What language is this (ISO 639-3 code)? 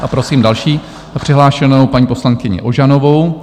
ces